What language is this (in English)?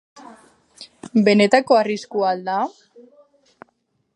Basque